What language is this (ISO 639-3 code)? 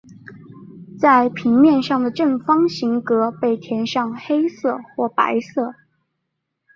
zho